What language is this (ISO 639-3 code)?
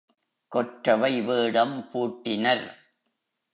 tam